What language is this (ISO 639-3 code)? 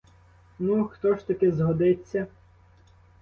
ukr